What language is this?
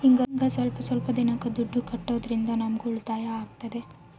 Kannada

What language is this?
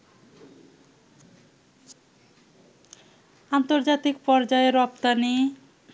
Bangla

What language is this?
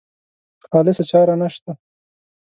Pashto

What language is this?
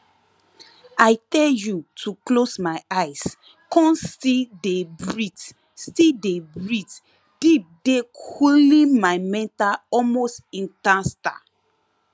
Nigerian Pidgin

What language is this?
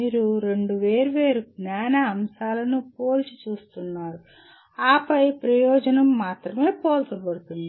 Telugu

